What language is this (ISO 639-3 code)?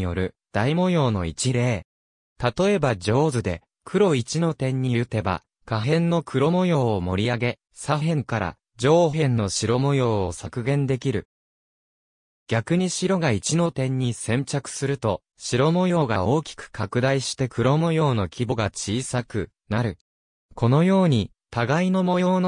jpn